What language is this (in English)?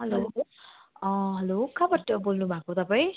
Nepali